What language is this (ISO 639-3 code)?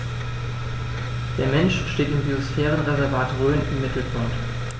deu